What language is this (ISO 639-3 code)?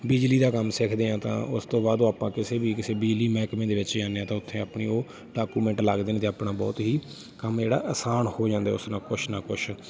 pan